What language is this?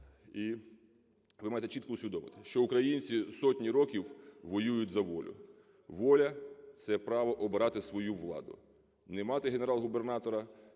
Ukrainian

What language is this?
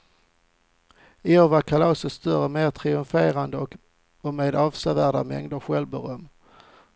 Swedish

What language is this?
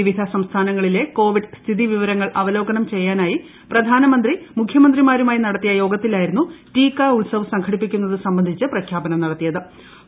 Malayalam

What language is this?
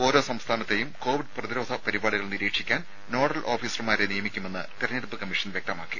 Malayalam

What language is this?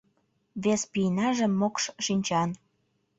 Mari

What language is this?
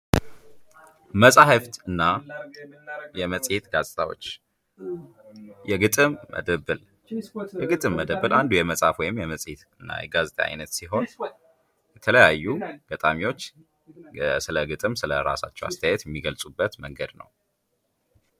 Amharic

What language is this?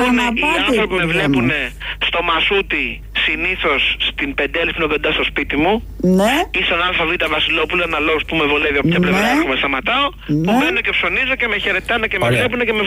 Greek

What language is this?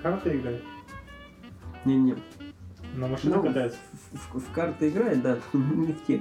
Russian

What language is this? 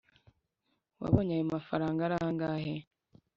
Kinyarwanda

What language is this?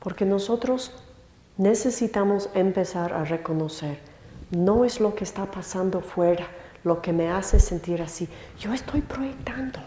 Spanish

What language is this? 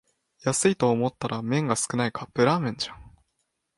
Japanese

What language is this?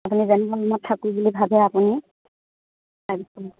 Assamese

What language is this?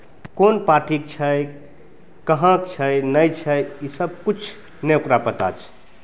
Maithili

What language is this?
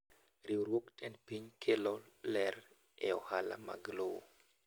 Luo (Kenya and Tanzania)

